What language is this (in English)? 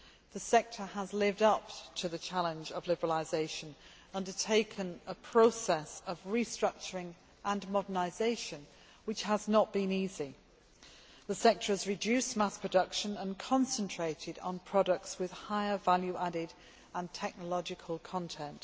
English